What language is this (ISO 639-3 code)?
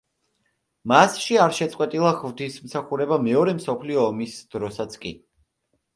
kat